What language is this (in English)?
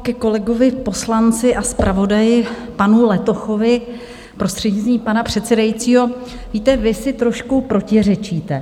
Czech